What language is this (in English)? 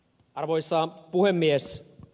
Finnish